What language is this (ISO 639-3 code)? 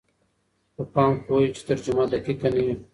pus